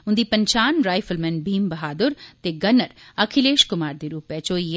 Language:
Dogri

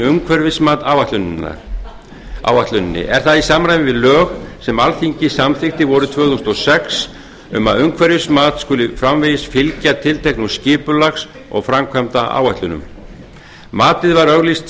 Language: Icelandic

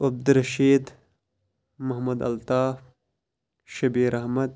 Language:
Kashmiri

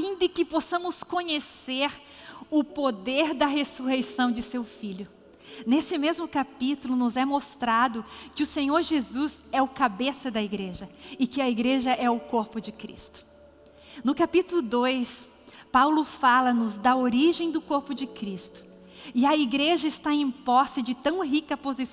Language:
Portuguese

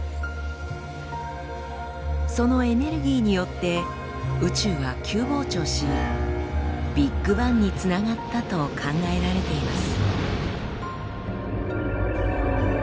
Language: Japanese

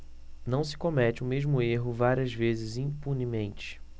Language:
Portuguese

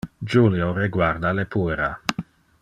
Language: Interlingua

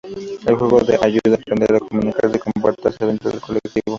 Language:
Spanish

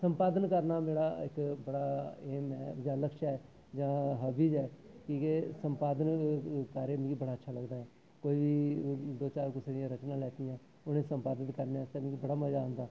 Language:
Dogri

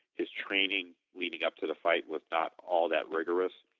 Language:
English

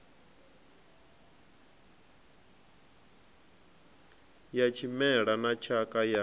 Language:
Venda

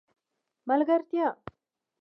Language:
Pashto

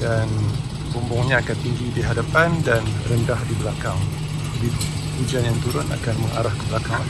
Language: Malay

